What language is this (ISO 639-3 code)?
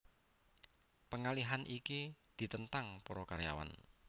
jav